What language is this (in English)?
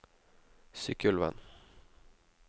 Norwegian